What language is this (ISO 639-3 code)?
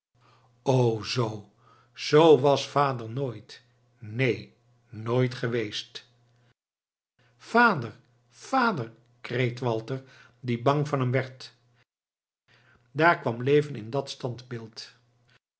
nld